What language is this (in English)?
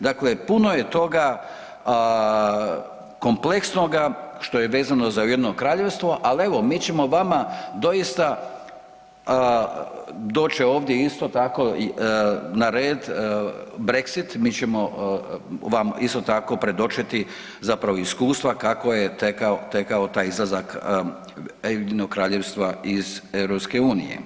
Croatian